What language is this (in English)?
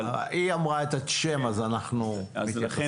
Hebrew